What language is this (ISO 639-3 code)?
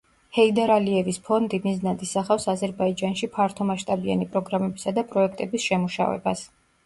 kat